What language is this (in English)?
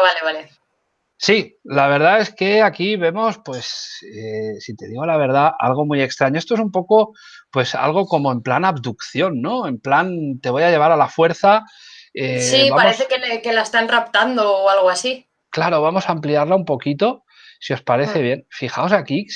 Spanish